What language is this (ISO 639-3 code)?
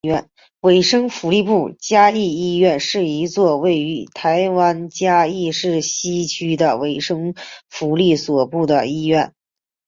zho